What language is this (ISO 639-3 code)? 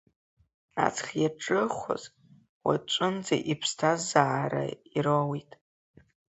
abk